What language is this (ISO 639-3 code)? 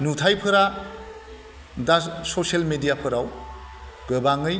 brx